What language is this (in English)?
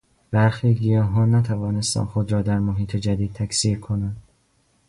Persian